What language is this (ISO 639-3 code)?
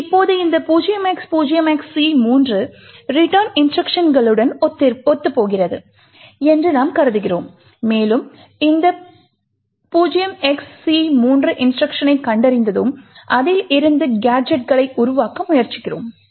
tam